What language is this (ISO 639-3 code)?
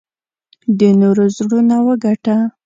pus